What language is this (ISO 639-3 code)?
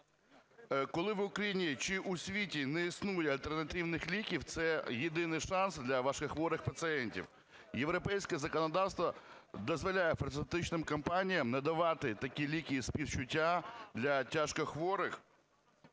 ukr